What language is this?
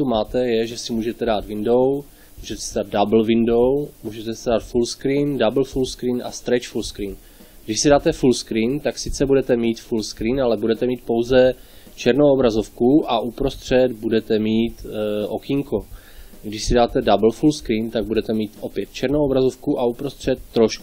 Czech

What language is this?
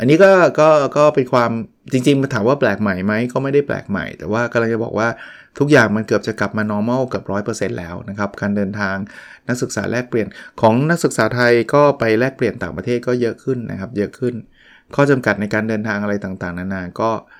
Thai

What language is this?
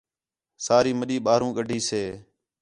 Khetrani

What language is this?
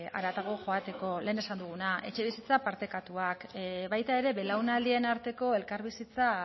Basque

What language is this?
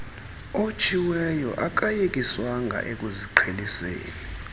Xhosa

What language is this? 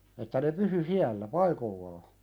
Finnish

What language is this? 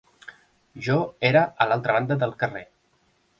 Catalan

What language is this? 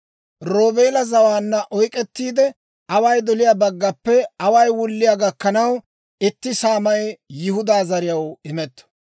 Dawro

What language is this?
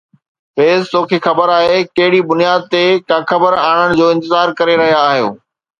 Sindhi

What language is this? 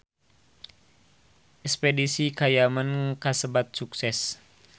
Sundanese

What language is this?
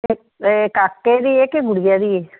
Punjabi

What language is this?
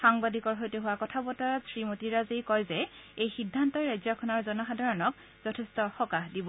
Assamese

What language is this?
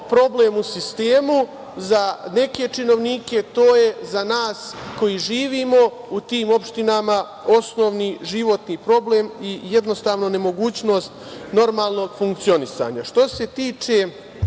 Serbian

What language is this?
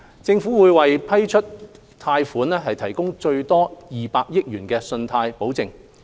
Cantonese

